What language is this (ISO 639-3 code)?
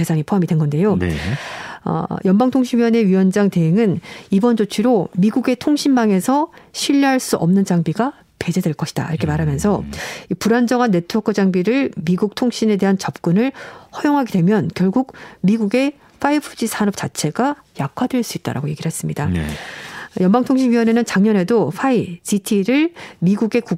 kor